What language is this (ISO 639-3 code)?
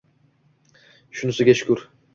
uzb